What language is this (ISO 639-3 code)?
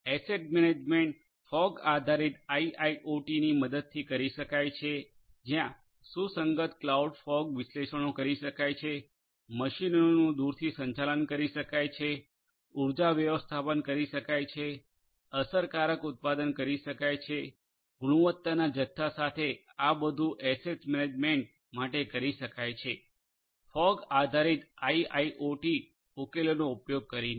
guj